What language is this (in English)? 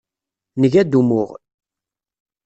Kabyle